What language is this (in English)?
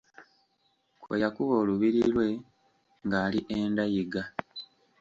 Ganda